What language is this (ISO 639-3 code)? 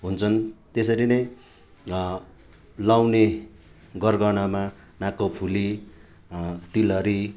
nep